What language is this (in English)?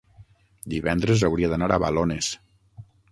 Catalan